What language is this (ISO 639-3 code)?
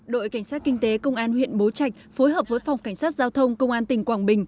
vie